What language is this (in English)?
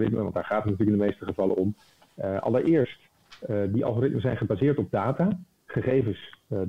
Dutch